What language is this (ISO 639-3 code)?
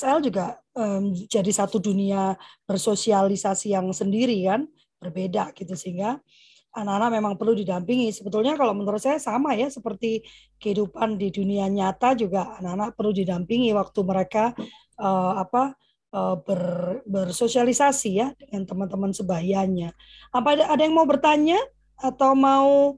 ind